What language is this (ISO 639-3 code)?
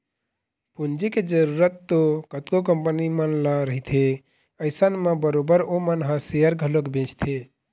hne